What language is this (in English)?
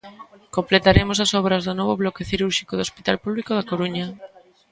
Galician